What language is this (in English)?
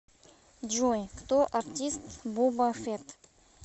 Russian